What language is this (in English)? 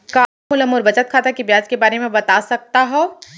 Chhattisgarhi